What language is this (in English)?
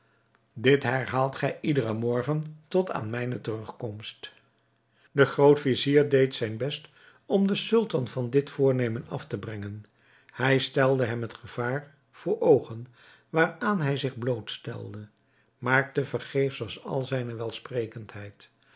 Dutch